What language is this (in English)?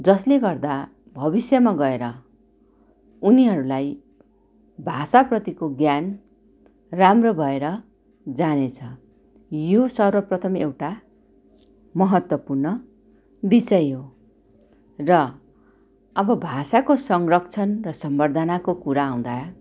Nepali